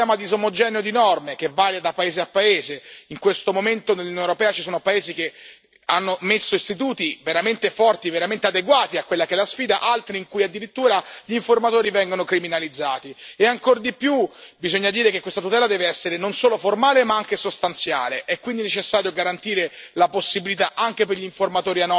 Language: Italian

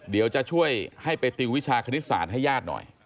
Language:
Thai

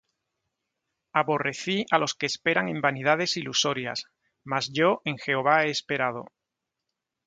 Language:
Spanish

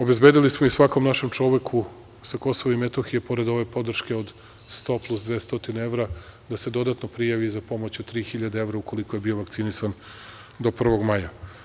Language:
Serbian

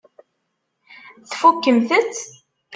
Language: Kabyle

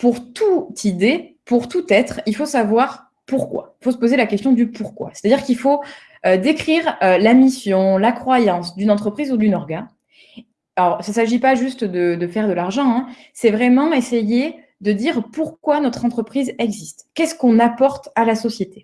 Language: French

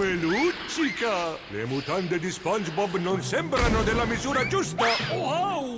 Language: Italian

